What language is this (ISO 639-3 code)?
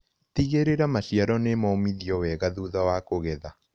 kik